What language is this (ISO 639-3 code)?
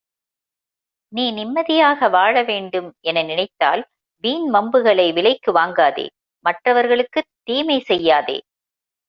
tam